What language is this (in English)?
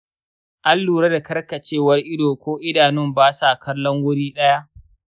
Hausa